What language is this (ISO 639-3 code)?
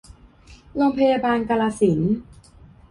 tha